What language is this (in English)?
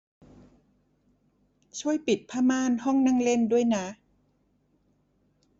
Thai